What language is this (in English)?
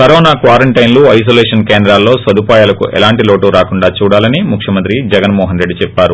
Telugu